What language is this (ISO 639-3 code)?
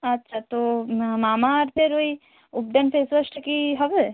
ben